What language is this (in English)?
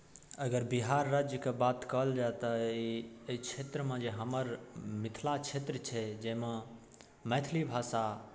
Maithili